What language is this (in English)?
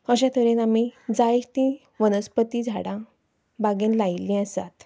Konkani